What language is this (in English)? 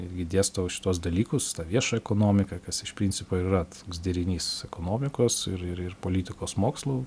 Lithuanian